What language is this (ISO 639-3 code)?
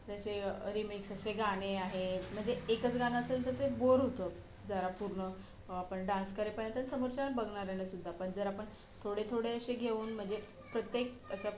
mar